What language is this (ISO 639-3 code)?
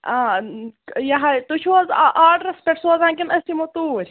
kas